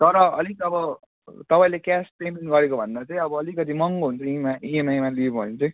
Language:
Nepali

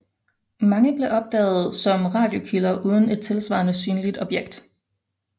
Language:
Danish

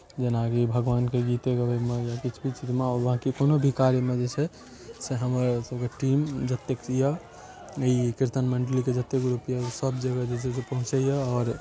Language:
Maithili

